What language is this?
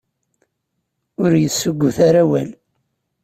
Kabyle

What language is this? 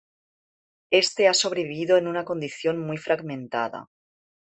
Spanish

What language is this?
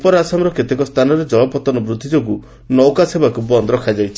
Odia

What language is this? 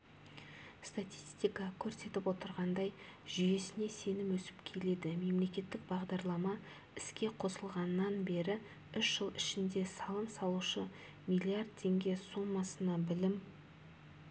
Kazakh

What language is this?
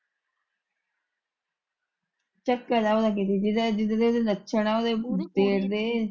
Punjabi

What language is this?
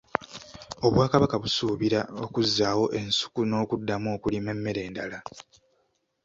Ganda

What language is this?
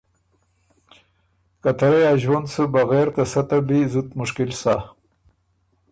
Ormuri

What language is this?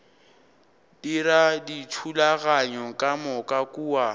Northern Sotho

